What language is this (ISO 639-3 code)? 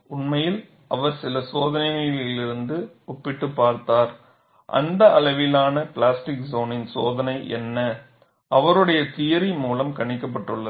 tam